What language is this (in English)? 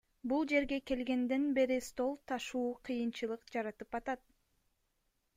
Kyrgyz